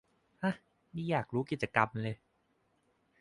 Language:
Thai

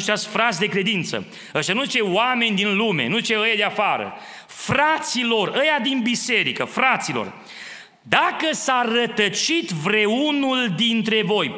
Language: Romanian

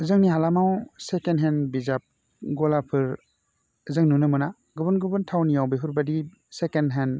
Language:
Bodo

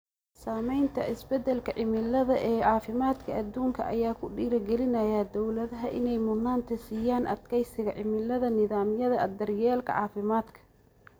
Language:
Somali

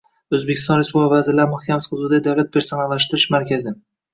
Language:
Uzbek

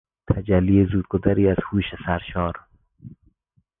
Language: Persian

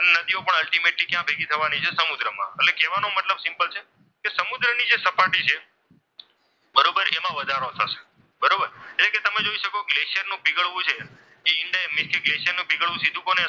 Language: Gujarati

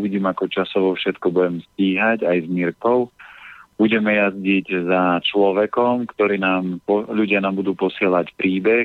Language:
Slovak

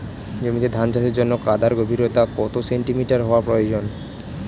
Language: Bangla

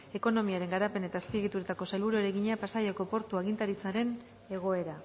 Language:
Basque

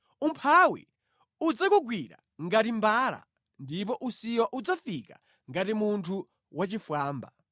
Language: Nyanja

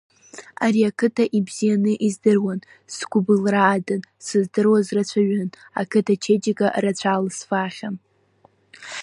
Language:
Abkhazian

